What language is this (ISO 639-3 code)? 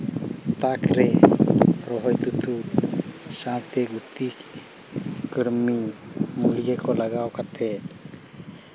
sat